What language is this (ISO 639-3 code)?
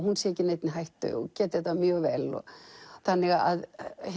isl